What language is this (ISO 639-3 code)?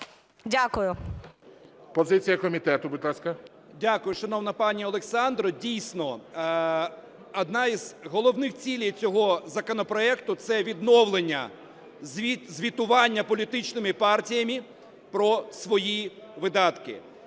ukr